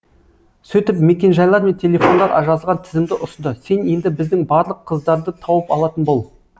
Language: Kazakh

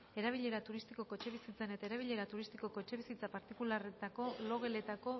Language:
Basque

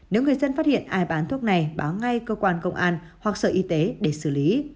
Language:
Vietnamese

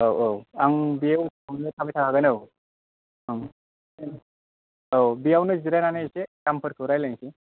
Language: Bodo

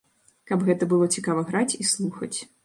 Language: Belarusian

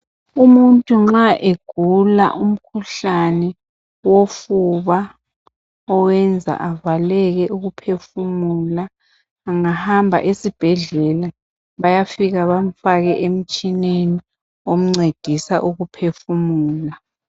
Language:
North Ndebele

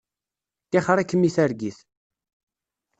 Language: Kabyle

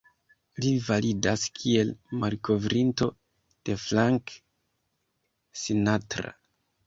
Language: Esperanto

